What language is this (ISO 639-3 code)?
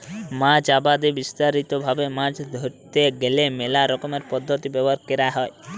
ben